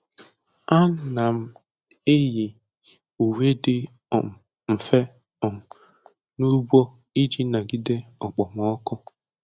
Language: Igbo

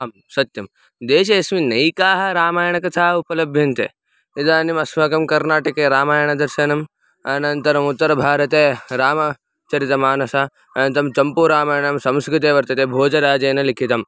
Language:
Sanskrit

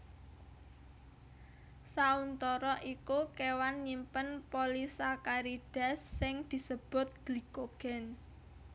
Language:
Javanese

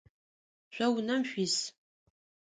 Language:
Adyghe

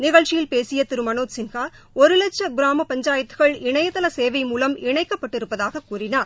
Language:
Tamil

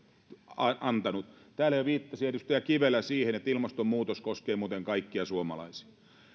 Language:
Finnish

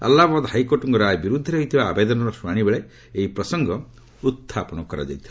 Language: Odia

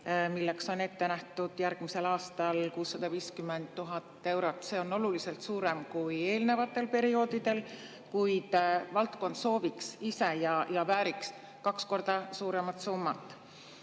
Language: Estonian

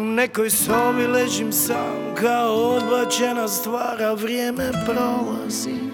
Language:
Croatian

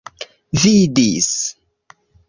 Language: Esperanto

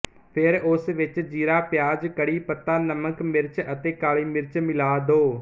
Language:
Punjabi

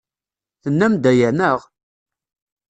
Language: Kabyle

